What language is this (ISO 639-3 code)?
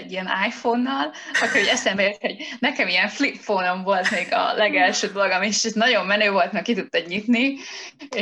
hun